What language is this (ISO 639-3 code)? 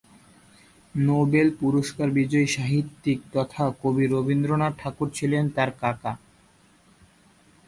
ben